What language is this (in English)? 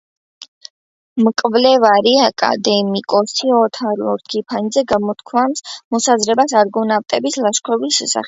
Georgian